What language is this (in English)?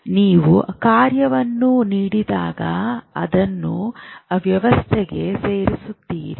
Kannada